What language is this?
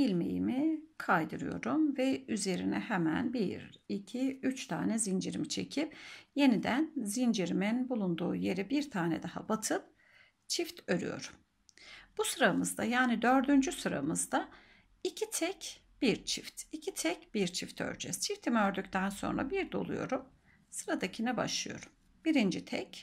Turkish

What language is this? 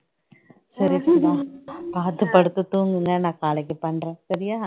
Tamil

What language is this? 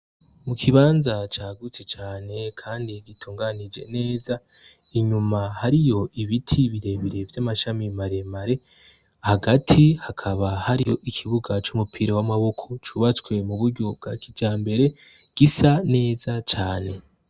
Rundi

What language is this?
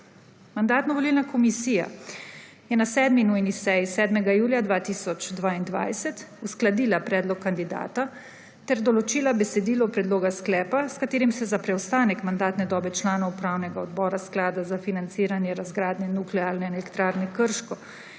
Slovenian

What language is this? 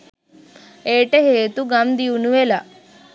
Sinhala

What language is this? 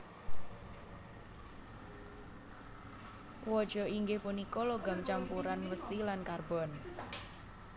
Javanese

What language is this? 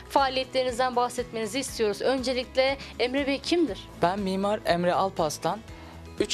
Turkish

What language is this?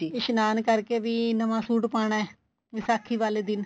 Punjabi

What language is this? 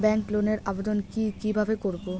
Bangla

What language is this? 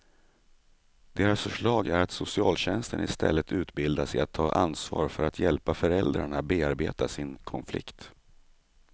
Swedish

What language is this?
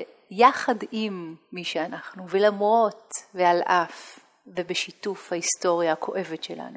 Hebrew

